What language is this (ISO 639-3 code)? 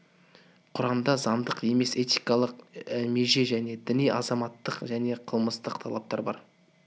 kaz